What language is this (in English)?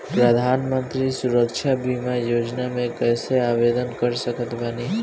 Bhojpuri